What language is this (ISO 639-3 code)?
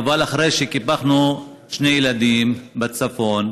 heb